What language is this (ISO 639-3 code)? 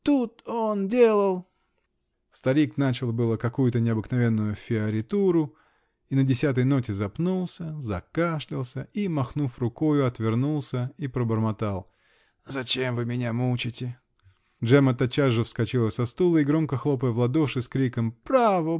rus